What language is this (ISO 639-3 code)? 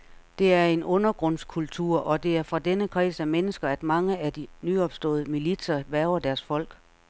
dan